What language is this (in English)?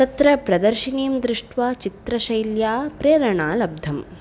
Sanskrit